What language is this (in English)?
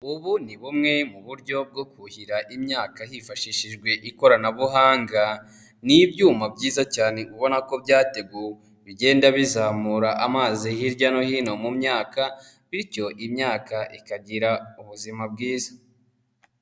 Kinyarwanda